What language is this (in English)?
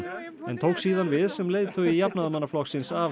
Icelandic